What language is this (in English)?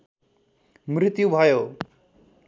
Nepali